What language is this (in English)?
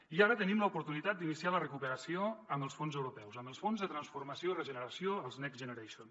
Catalan